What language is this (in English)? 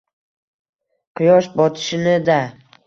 Uzbek